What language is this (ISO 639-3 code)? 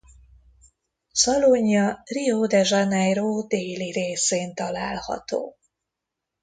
hun